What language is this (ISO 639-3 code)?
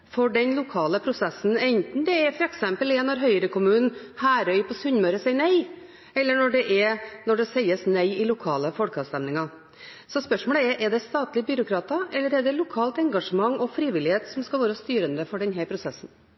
nob